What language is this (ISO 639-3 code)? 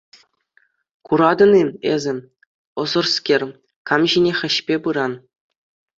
chv